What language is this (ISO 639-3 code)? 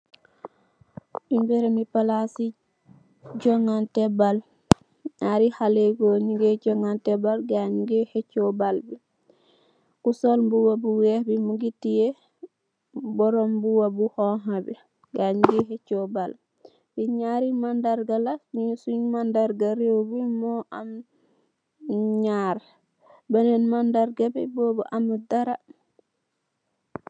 wol